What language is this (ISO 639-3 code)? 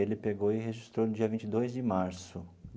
por